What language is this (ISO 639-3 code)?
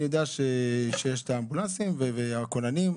heb